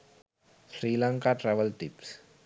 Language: Sinhala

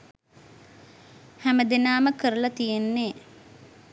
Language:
Sinhala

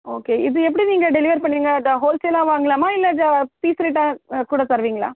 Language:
Tamil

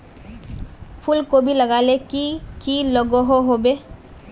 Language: Magahi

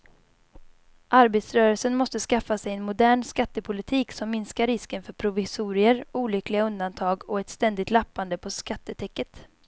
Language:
Swedish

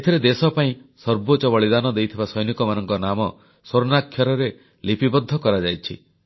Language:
Odia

